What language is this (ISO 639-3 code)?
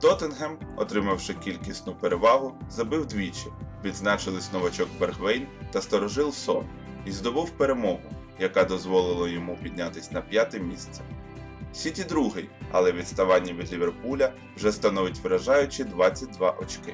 ukr